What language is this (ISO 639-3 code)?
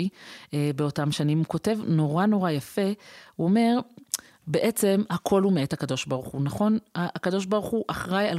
heb